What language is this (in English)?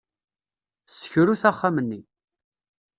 Kabyle